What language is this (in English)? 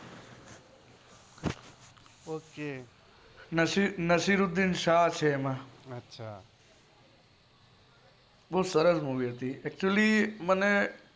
Gujarati